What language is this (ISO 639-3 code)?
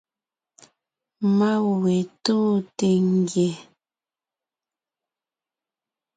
nnh